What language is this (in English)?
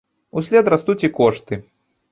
Belarusian